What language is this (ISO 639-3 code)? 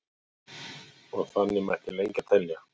isl